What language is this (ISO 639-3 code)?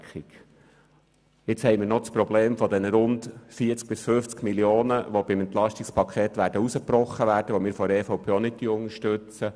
gsw